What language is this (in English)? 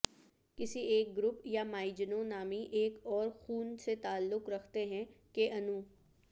Urdu